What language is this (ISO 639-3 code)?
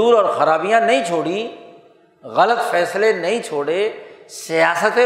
urd